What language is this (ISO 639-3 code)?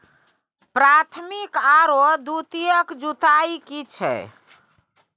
mai